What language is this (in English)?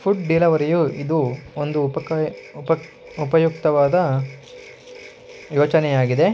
Kannada